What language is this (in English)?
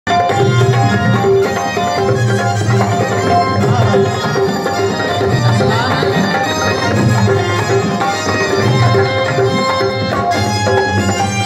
Arabic